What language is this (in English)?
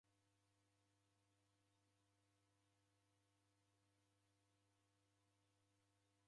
Taita